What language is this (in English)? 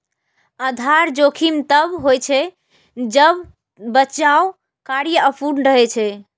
Maithili